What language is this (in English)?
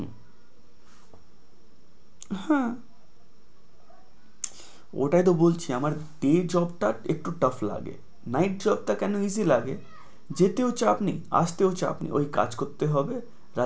Bangla